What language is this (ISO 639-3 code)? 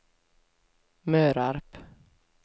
swe